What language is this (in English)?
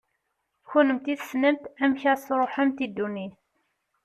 Kabyle